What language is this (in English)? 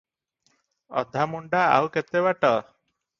Odia